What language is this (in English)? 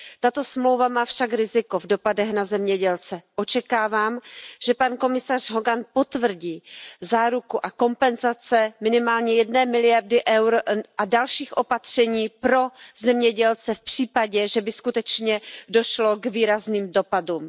Czech